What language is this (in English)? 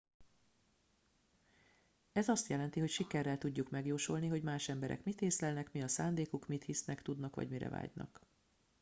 Hungarian